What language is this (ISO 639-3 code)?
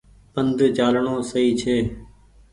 gig